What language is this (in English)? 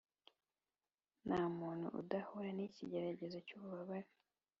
Kinyarwanda